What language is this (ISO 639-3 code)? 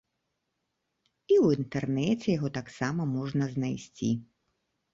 bel